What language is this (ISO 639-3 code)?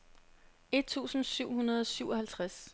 dan